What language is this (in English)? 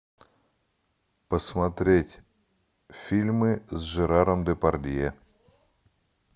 Russian